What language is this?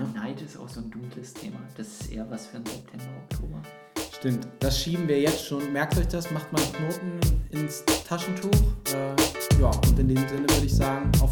German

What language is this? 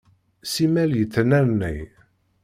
Kabyle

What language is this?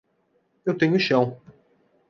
Portuguese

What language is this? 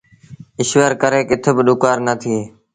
Sindhi Bhil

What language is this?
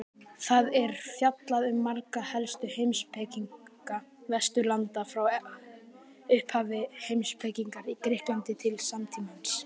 Icelandic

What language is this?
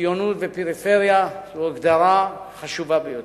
Hebrew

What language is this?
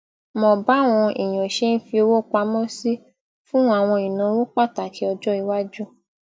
Yoruba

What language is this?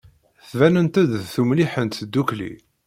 Kabyle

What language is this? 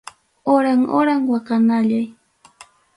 Ayacucho Quechua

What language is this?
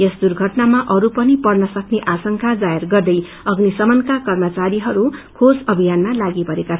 Nepali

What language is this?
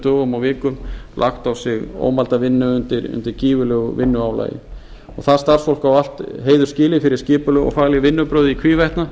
Icelandic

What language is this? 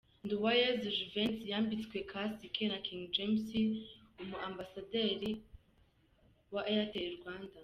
Kinyarwanda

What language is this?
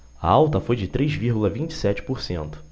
Portuguese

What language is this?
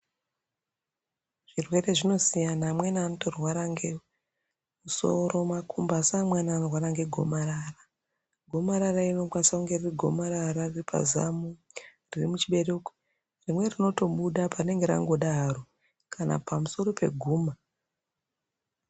Ndau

